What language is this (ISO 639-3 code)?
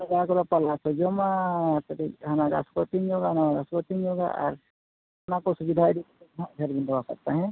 sat